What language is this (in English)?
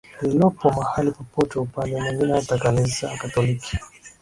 Swahili